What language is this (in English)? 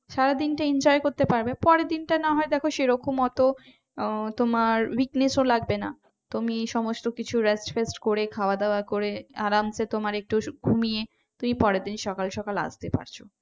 Bangla